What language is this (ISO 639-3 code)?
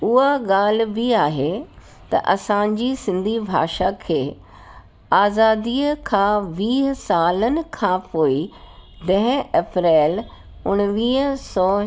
snd